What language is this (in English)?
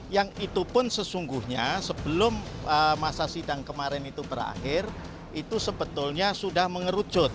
Indonesian